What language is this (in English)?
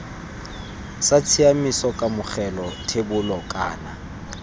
Tswana